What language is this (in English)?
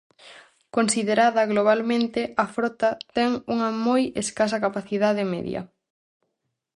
Galician